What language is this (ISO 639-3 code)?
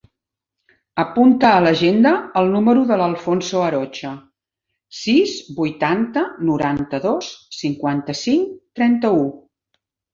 cat